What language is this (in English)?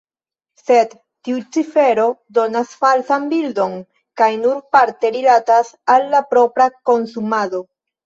Esperanto